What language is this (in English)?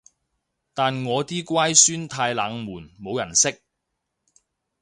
Cantonese